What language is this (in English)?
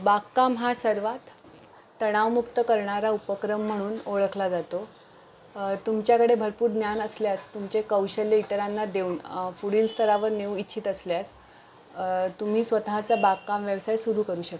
Marathi